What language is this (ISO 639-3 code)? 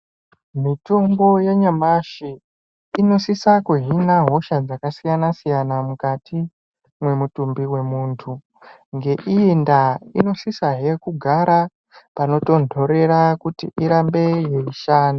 ndc